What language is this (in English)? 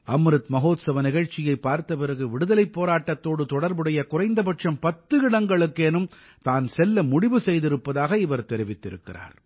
Tamil